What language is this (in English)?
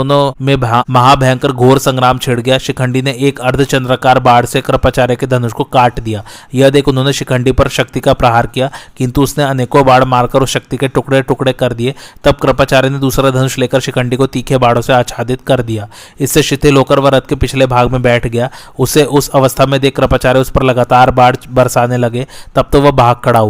Hindi